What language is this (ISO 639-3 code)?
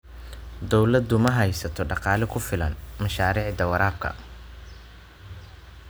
som